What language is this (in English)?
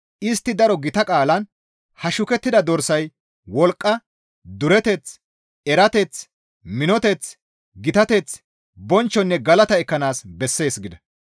Gamo